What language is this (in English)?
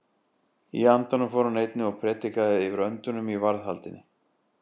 Icelandic